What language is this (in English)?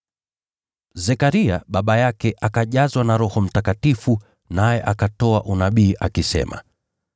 Swahili